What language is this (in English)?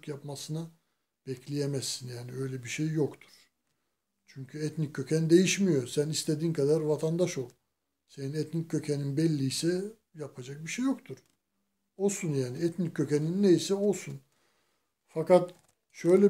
Turkish